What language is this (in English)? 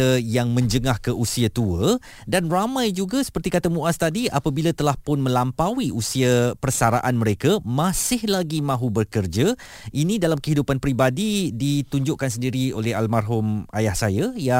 Malay